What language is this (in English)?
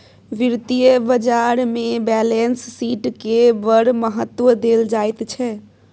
Maithili